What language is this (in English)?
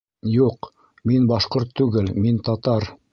Bashkir